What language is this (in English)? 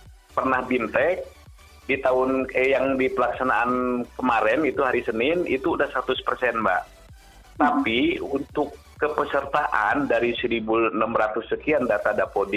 Indonesian